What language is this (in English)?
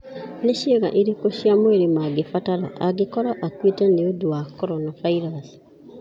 Kikuyu